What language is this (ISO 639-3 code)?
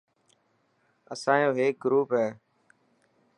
mki